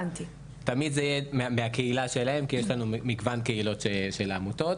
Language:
Hebrew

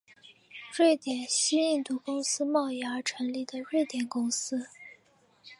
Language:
Chinese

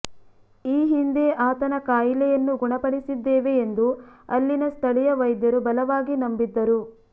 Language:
Kannada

